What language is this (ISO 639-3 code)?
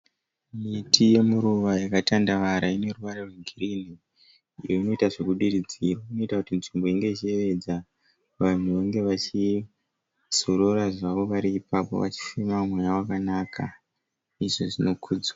sna